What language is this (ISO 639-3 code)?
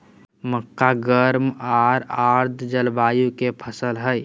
mag